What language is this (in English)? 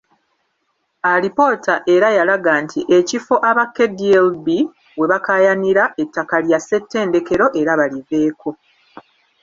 Ganda